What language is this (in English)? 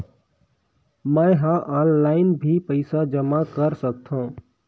Chhattisgarhi